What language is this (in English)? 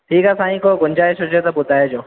Sindhi